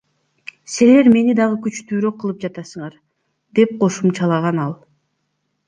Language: Kyrgyz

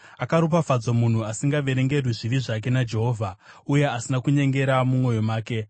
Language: Shona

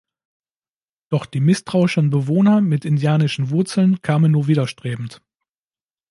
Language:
German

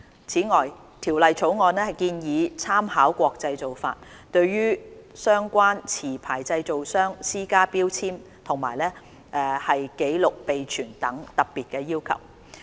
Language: Cantonese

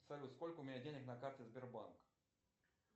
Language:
Russian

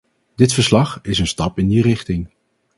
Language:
Dutch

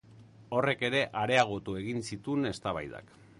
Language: Basque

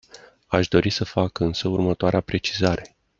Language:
Romanian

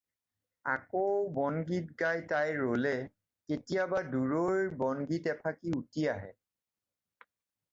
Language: Assamese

